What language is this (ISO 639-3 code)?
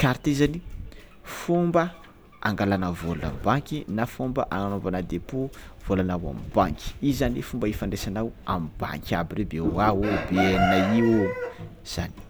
xmw